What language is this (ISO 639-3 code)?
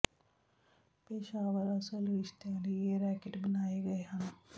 pan